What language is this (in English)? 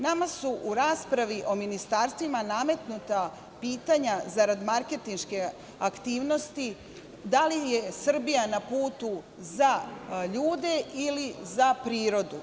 Serbian